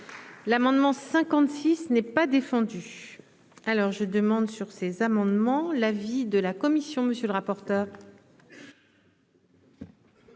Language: French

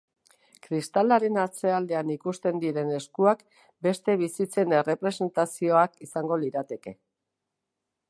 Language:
Basque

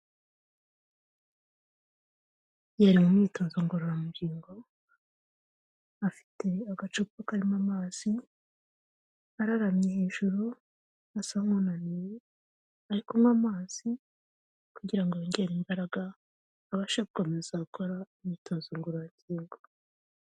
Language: Kinyarwanda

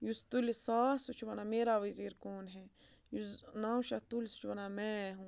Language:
Kashmiri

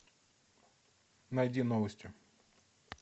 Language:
Russian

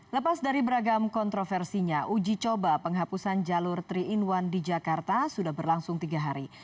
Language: Indonesian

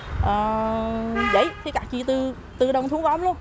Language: Vietnamese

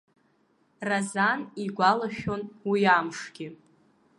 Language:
Abkhazian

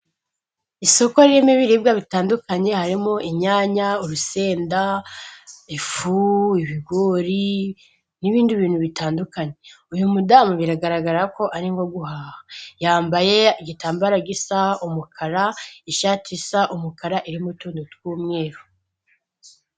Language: Kinyarwanda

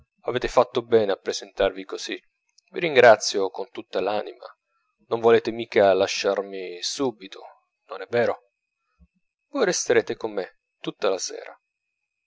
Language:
Italian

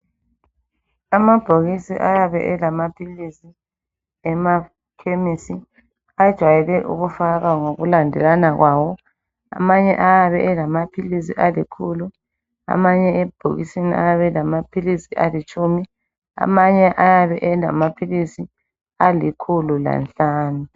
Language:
North Ndebele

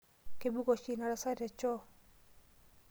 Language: Masai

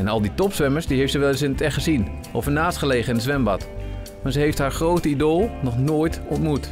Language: Dutch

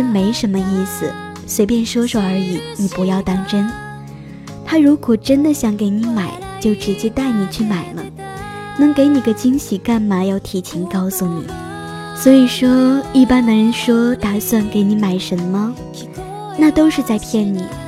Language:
Chinese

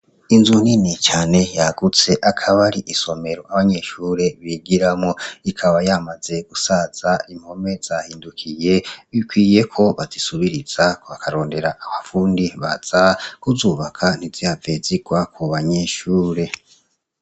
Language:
Rundi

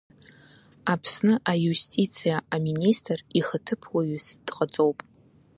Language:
Abkhazian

